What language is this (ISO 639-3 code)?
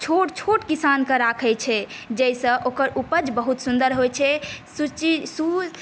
mai